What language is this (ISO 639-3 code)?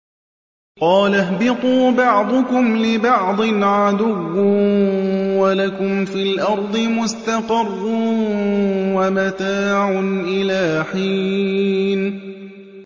ara